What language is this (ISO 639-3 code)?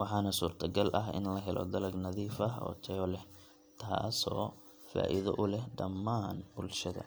som